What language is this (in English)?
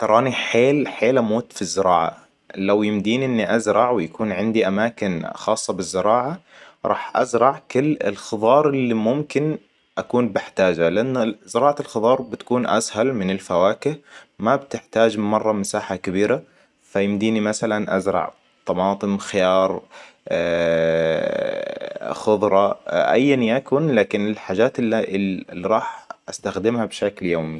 Hijazi Arabic